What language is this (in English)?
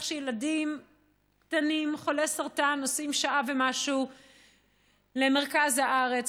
Hebrew